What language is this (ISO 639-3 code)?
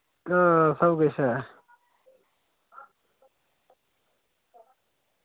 doi